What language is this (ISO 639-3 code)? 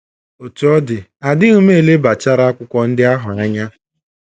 ibo